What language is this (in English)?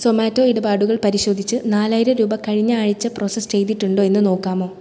Malayalam